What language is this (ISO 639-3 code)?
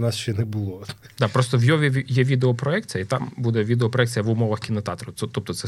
ukr